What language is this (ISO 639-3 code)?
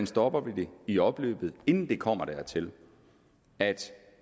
dan